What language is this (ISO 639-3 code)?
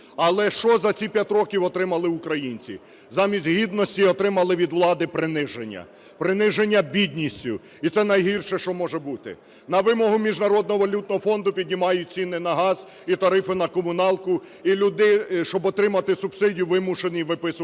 ukr